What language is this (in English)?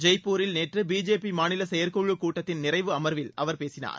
Tamil